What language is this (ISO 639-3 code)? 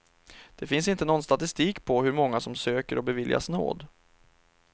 swe